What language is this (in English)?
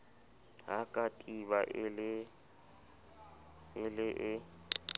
Southern Sotho